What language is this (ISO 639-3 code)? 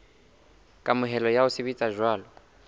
sot